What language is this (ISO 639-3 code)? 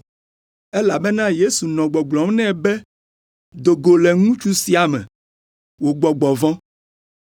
ewe